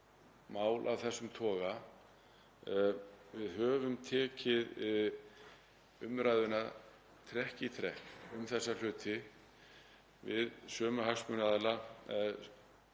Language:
Icelandic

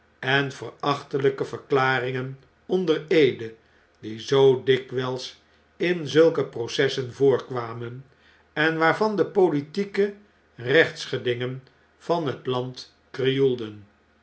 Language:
Dutch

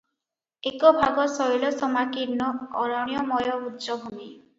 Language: Odia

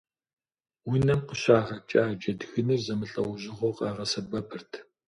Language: Kabardian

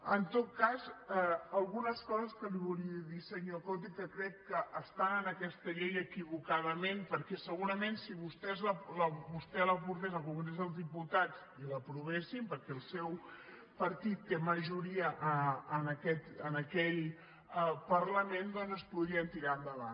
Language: Catalan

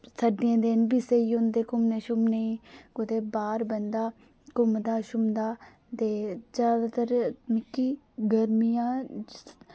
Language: Dogri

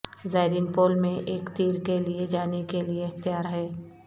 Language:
Urdu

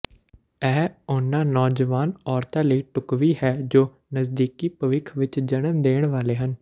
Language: Punjabi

